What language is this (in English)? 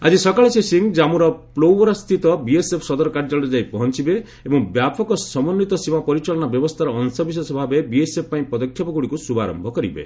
Odia